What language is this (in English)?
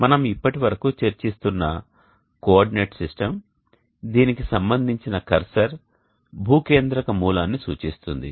Telugu